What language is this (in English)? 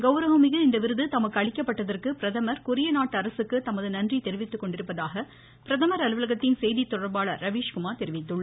Tamil